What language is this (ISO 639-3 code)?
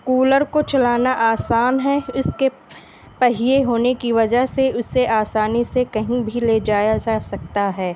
urd